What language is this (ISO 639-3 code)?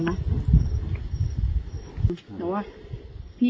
tha